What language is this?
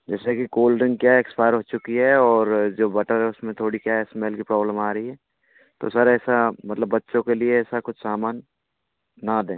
Hindi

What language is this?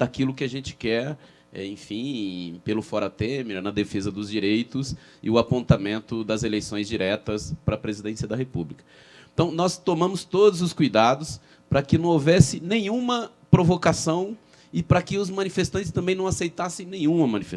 Portuguese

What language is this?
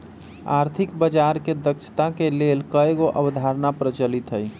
Magahi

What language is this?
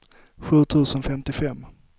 Swedish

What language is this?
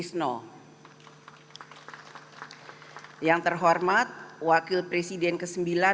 Indonesian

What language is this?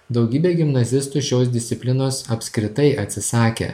Lithuanian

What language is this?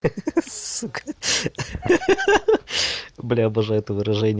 Russian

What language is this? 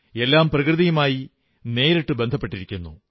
Malayalam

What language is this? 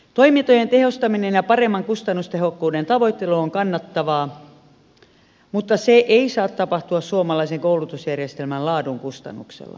Finnish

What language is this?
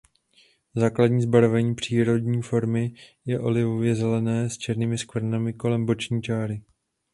Czech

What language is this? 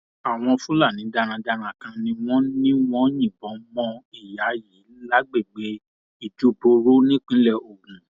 Yoruba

